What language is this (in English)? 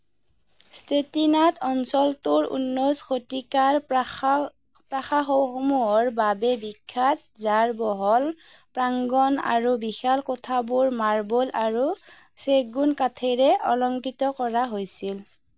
Assamese